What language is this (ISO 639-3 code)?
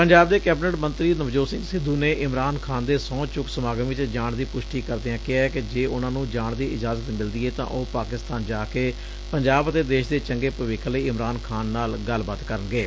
pan